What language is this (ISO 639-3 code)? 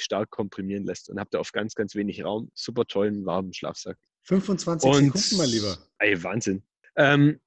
deu